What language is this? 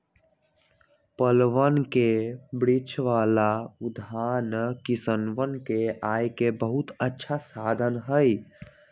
Magahi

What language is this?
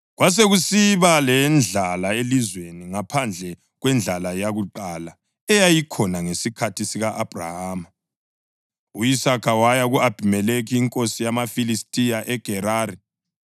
North Ndebele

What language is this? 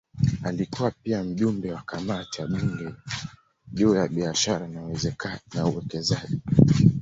Swahili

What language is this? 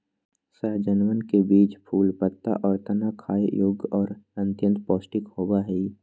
Magahi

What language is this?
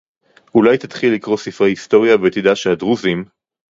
Hebrew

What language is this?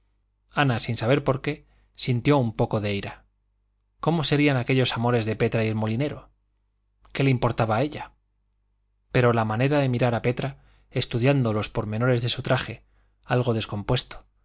Spanish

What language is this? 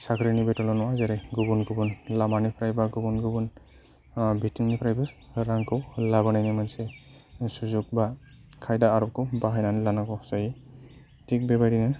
Bodo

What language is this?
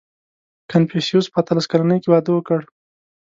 Pashto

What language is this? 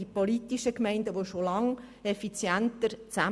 Swiss German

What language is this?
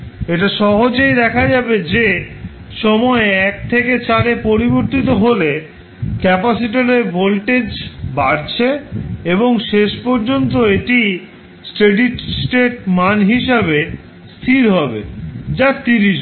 Bangla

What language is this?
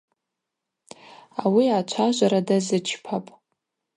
Abaza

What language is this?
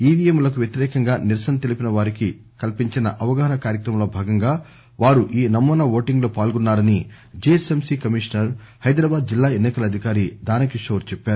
Telugu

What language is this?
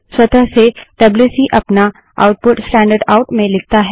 Hindi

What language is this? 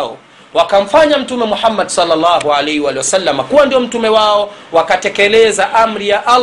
Swahili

